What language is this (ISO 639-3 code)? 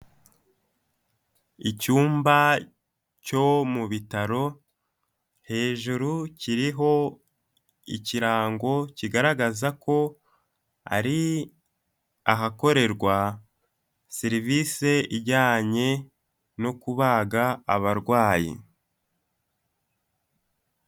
kin